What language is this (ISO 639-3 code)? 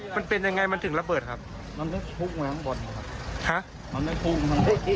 tha